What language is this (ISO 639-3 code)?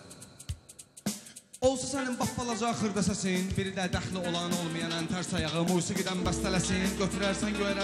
nld